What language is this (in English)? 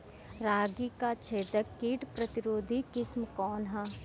Bhojpuri